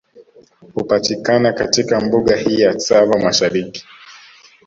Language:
Swahili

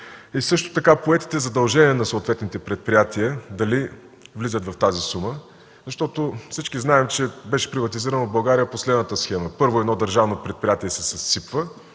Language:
Bulgarian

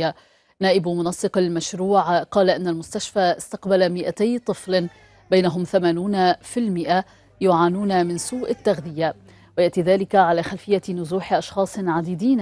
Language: Arabic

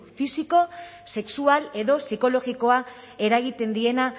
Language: Basque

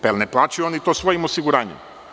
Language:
Serbian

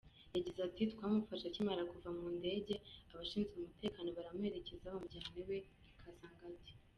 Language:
Kinyarwanda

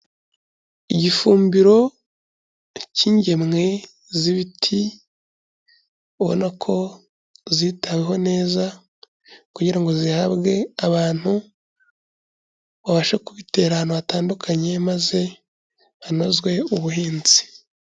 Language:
Kinyarwanda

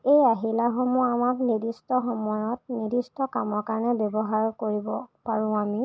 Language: Assamese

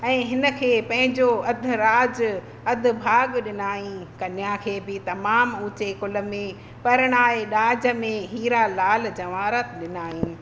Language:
Sindhi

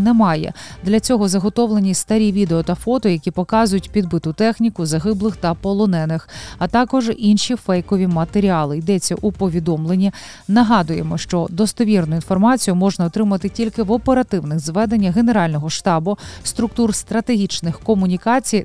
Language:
Ukrainian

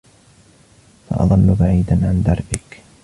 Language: Arabic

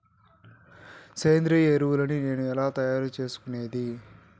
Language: Telugu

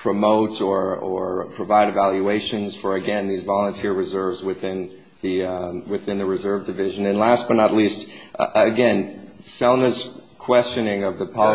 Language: English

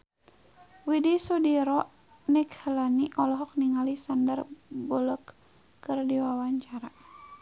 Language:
Sundanese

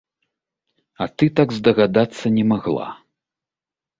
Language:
Belarusian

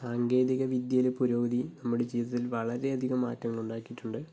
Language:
Malayalam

